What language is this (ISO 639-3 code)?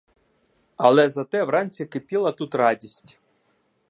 ukr